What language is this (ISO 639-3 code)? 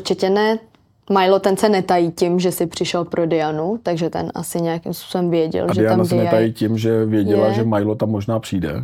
ces